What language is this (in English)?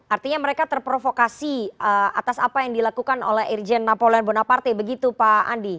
Indonesian